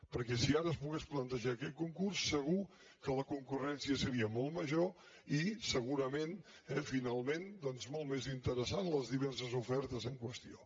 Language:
Catalan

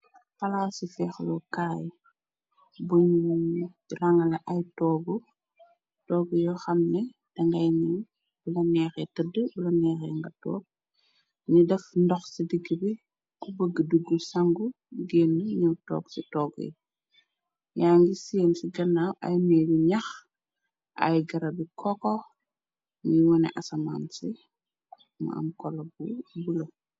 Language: Wolof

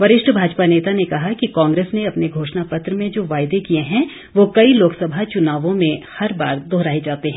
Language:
Hindi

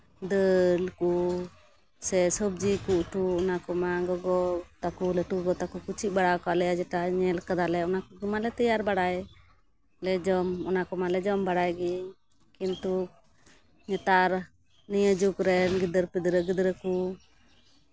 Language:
Santali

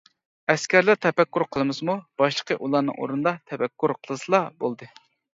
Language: Uyghur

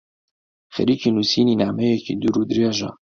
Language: Central Kurdish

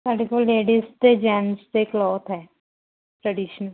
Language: Punjabi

